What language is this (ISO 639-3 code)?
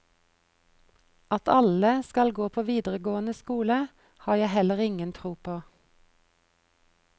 nor